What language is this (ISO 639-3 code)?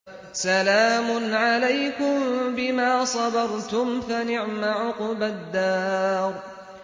ara